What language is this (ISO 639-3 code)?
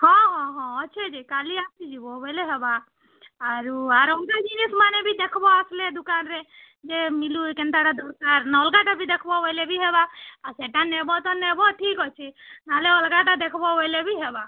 ori